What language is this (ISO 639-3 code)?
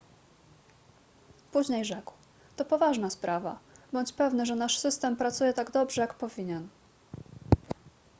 pol